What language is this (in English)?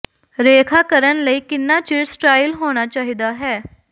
Punjabi